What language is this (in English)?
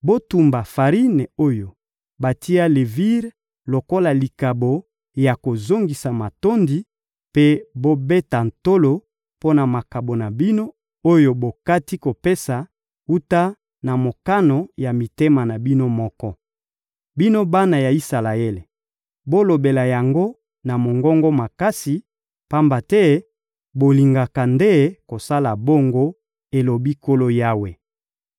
Lingala